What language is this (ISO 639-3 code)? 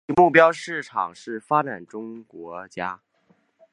zho